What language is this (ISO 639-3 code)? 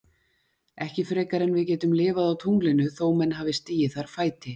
isl